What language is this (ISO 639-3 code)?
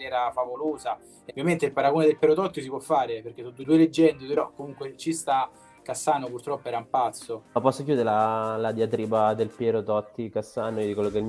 ita